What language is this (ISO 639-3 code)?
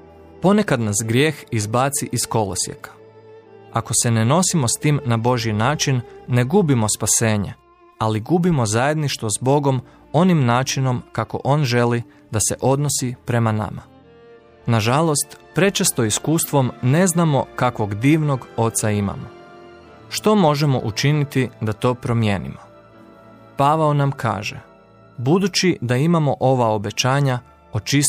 hrv